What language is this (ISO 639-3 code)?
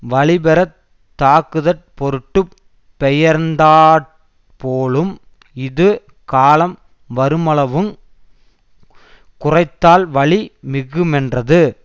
tam